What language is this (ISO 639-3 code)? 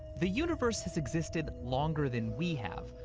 eng